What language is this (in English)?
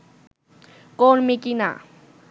Bangla